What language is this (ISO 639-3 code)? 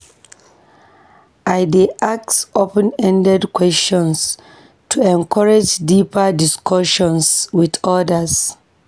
pcm